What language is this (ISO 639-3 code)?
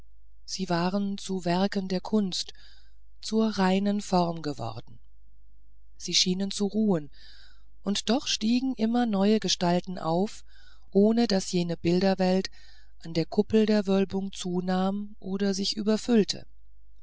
deu